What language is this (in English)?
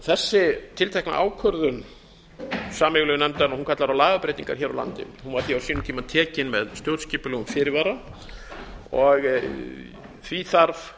Icelandic